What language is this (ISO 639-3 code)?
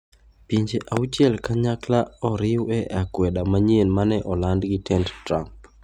luo